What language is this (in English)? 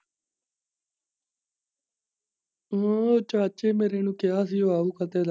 Punjabi